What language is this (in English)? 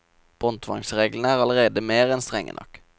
Norwegian